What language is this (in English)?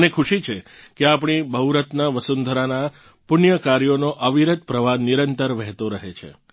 Gujarati